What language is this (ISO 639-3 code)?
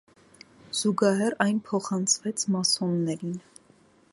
hye